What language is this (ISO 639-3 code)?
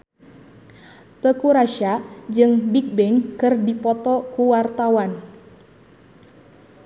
sun